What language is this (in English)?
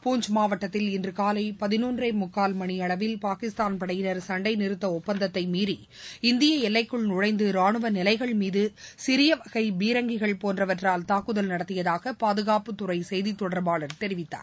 Tamil